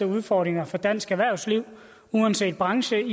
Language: Danish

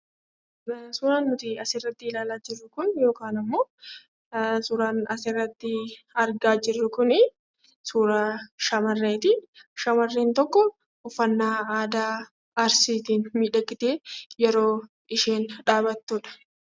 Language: Oromo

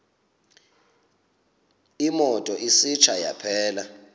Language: Xhosa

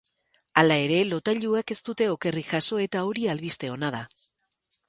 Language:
Basque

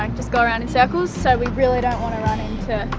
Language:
English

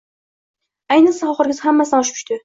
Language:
Uzbek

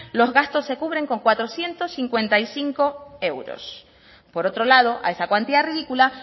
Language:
Spanish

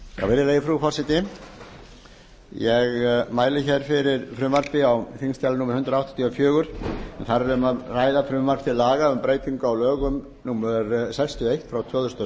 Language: Icelandic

